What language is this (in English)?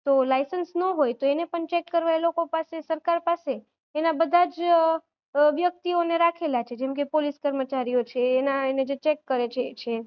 Gujarati